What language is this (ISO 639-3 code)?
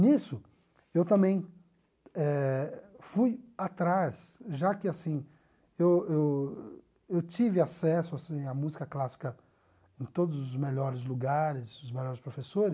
por